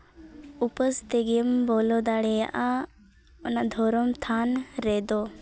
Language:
Santali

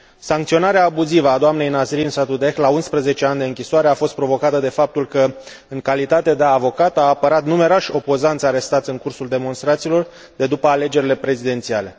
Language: Romanian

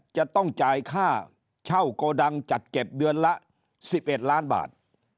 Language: Thai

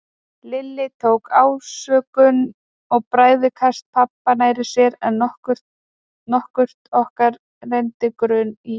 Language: Icelandic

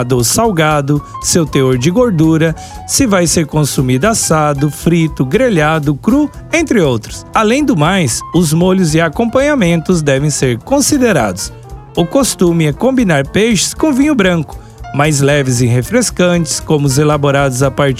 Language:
Portuguese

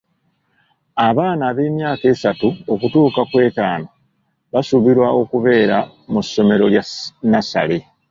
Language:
Ganda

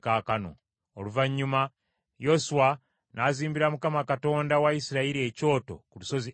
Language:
Ganda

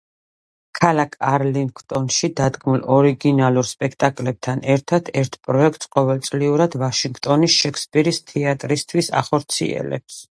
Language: Georgian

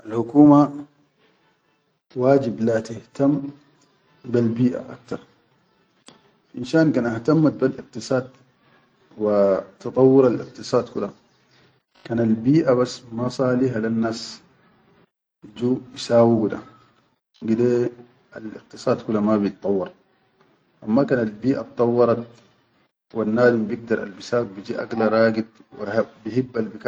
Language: Chadian Arabic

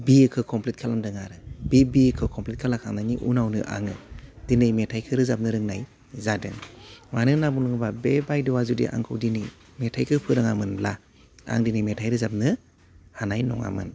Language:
Bodo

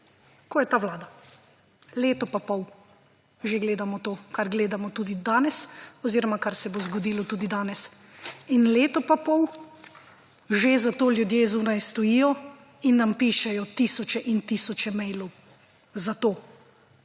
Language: Slovenian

